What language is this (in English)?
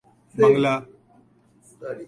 Urdu